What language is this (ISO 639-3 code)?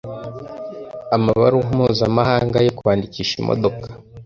kin